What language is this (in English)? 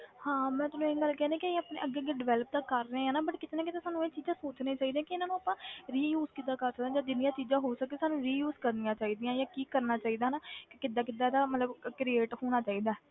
Punjabi